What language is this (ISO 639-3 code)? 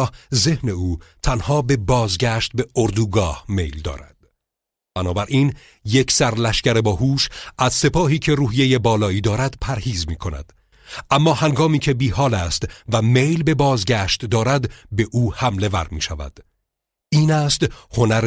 fas